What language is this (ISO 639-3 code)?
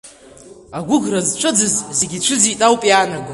abk